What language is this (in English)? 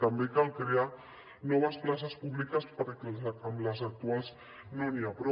Catalan